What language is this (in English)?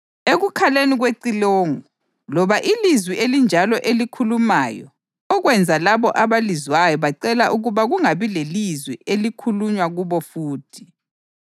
North Ndebele